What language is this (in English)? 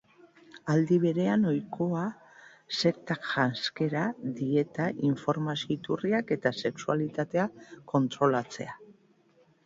Basque